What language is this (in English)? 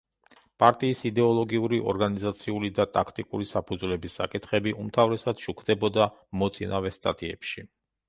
Georgian